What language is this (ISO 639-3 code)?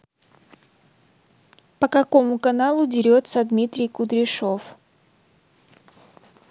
rus